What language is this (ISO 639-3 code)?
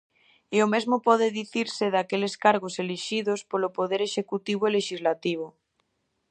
glg